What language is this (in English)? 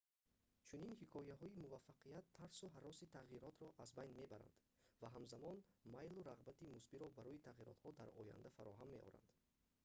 Tajik